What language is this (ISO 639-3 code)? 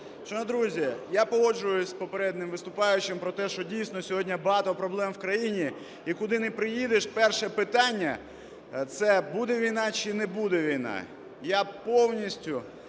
ukr